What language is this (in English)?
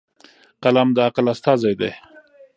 Pashto